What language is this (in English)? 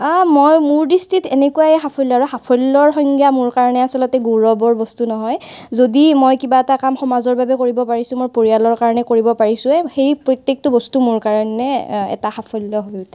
Assamese